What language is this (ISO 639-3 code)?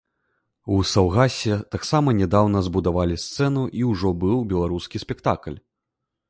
bel